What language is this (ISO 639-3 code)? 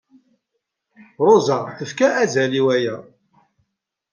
kab